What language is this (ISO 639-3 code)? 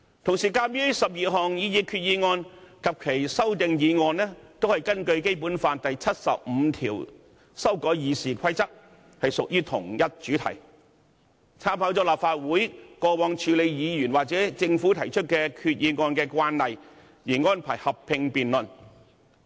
yue